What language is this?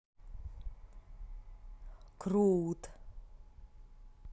Russian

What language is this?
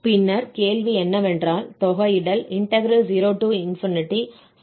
Tamil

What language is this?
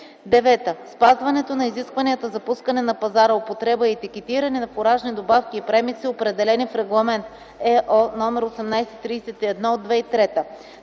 Bulgarian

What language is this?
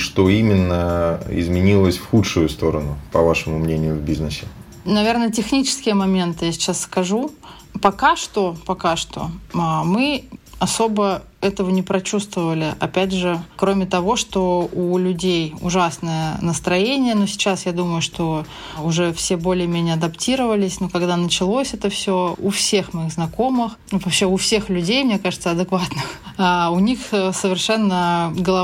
Russian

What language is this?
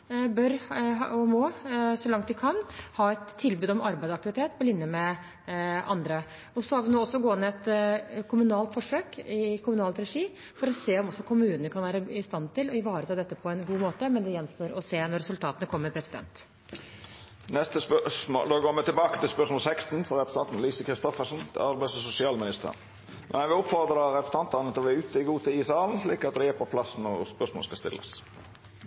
Norwegian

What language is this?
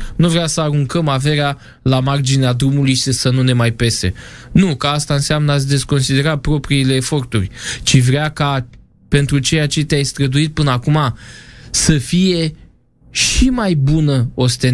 Romanian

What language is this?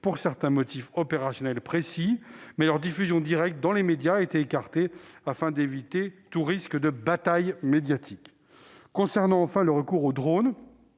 French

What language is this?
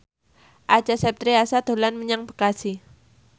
Javanese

